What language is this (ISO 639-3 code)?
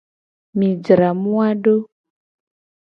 gej